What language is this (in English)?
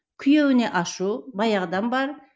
Kazakh